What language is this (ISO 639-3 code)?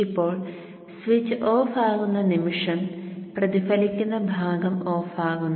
mal